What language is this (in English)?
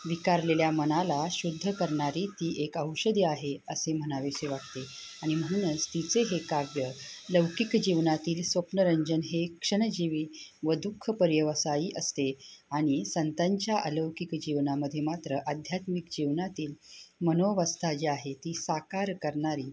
Marathi